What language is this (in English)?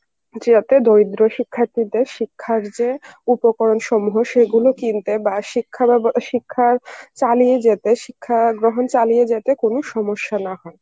Bangla